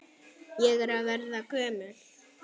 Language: Icelandic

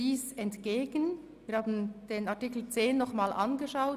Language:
Swiss German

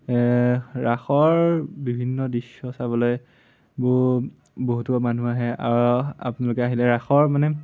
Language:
Assamese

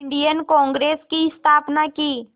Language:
Hindi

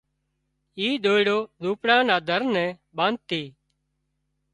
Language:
Wadiyara Koli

